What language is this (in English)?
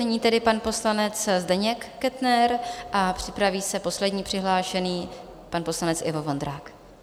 Czech